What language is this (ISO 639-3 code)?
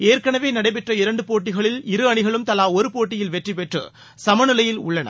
tam